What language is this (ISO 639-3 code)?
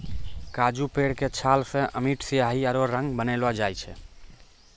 mai